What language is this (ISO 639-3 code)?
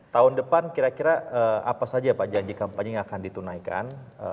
ind